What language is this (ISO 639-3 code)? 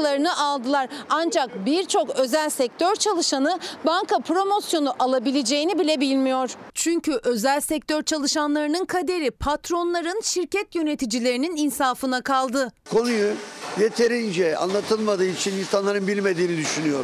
tur